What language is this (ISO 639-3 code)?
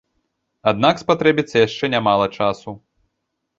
bel